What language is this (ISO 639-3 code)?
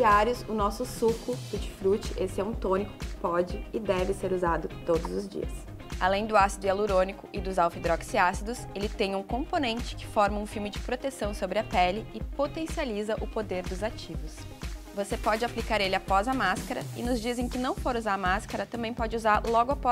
por